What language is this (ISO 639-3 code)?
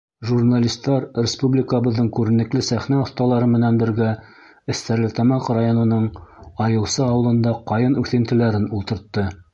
bak